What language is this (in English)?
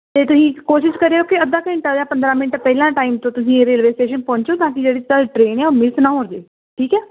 Punjabi